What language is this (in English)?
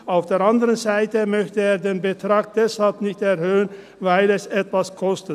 Swiss German